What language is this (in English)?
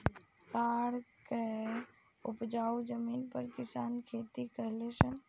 Bhojpuri